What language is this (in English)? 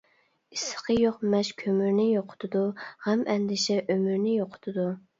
Uyghur